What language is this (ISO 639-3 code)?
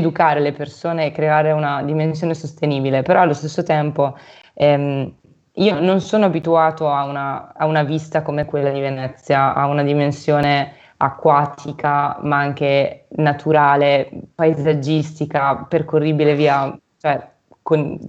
ita